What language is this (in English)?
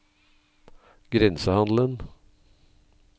Norwegian